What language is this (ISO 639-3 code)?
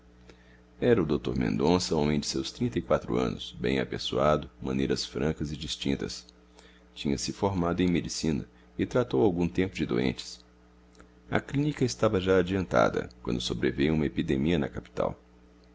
por